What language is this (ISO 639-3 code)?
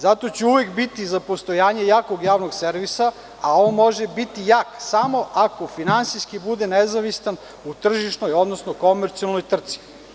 srp